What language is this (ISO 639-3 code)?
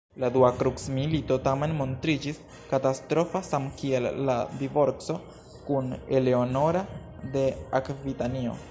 epo